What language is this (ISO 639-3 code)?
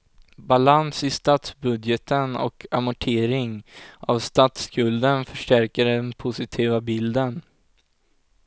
swe